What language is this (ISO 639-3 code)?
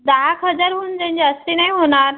mar